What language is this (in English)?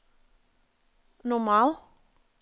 Norwegian